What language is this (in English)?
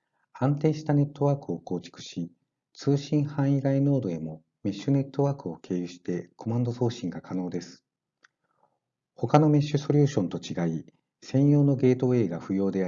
Japanese